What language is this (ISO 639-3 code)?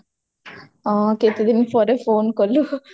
ori